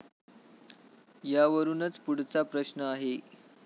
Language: Marathi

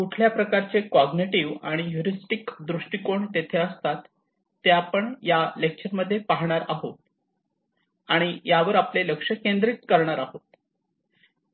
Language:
Marathi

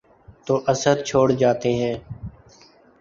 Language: Urdu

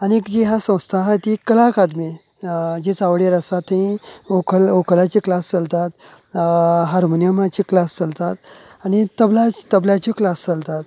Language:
Konkani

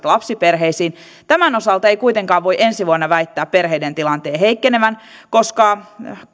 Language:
Finnish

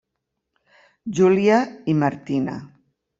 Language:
Catalan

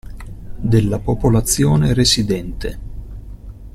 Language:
Italian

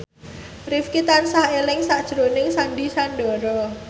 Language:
Javanese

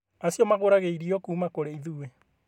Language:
Kikuyu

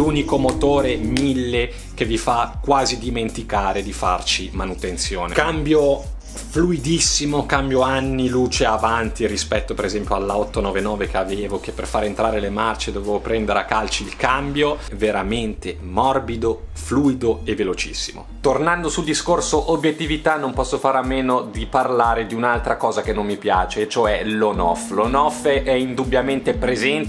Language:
Italian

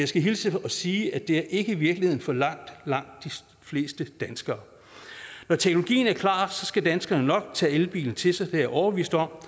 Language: Danish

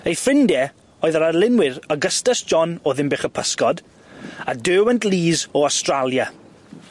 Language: Welsh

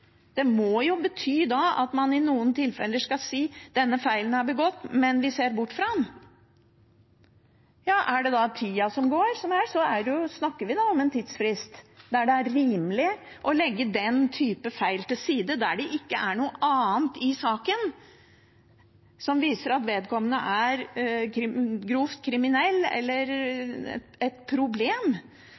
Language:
Norwegian Bokmål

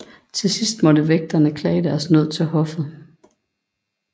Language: Danish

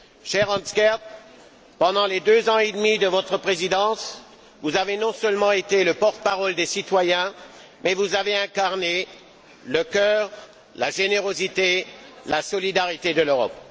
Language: French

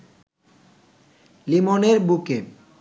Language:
Bangla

